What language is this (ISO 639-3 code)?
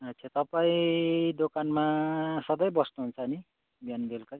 nep